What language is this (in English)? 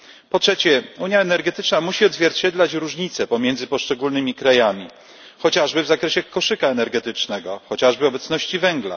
Polish